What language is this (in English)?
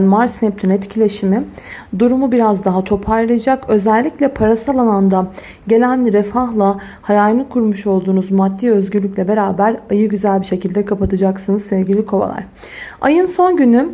Turkish